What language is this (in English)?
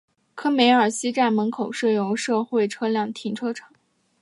Chinese